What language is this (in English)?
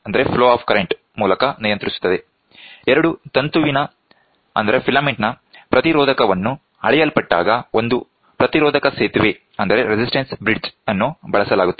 Kannada